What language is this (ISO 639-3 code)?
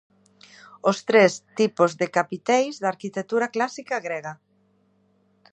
glg